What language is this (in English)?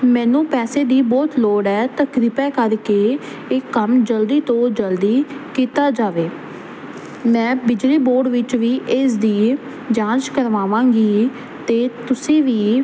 Punjabi